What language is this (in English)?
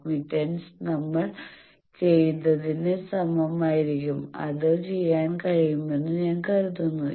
Malayalam